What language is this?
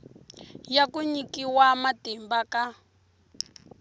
Tsonga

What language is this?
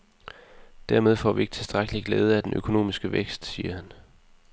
Danish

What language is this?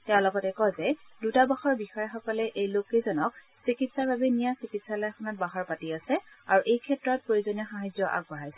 Assamese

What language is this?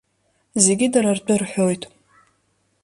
Abkhazian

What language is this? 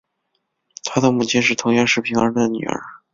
Chinese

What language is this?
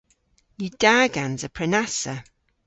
Cornish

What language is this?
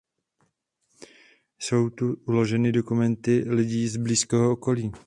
Czech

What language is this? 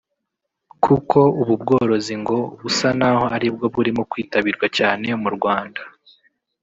Kinyarwanda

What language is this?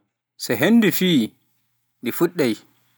Pular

